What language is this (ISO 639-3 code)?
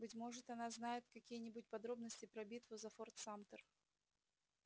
rus